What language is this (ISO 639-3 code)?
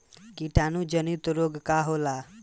bho